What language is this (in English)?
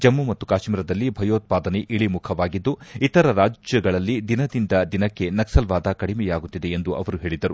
Kannada